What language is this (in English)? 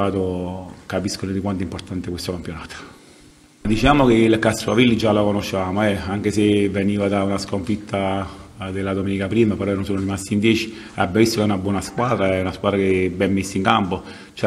Italian